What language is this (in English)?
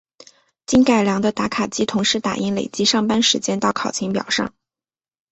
Chinese